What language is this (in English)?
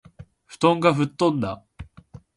Japanese